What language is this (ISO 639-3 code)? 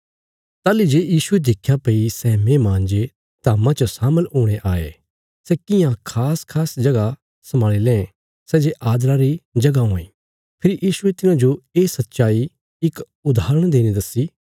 kfs